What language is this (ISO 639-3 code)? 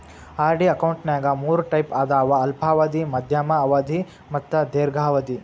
kan